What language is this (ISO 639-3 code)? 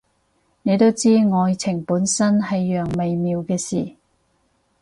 yue